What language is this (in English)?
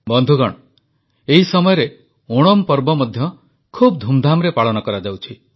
Odia